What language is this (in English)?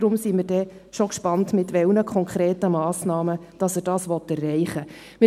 Swiss German